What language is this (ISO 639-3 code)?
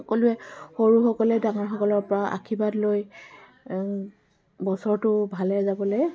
asm